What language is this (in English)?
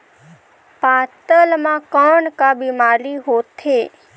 Chhattisgarhi